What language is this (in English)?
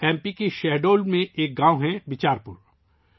Urdu